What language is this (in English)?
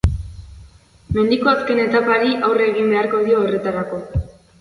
Basque